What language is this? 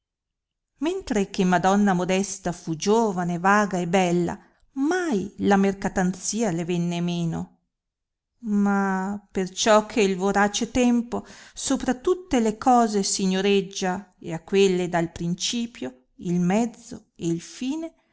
Italian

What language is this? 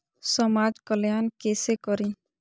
Maithili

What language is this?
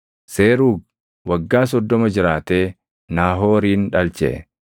Oromo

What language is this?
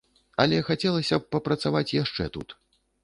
Belarusian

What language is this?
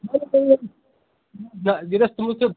Kashmiri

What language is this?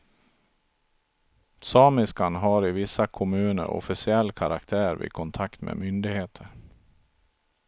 Swedish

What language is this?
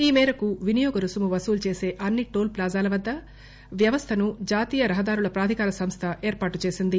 Telugu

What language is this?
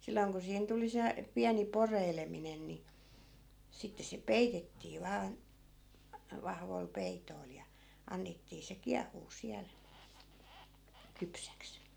Finnish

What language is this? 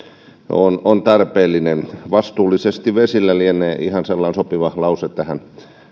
Finnish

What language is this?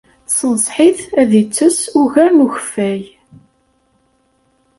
Kabyle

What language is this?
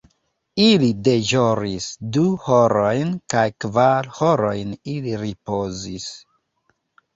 Esperanto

